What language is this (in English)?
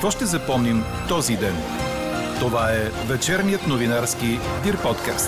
Bulgarian